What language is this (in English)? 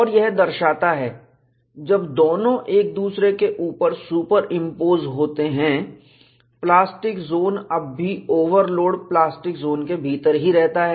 Hindi